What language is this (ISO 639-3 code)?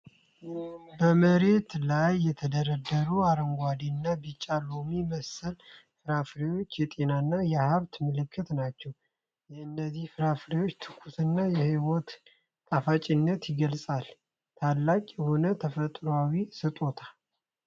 amh